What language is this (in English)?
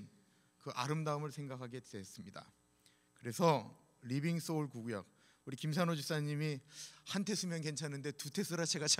Korean